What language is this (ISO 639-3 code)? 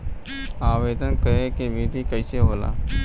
bho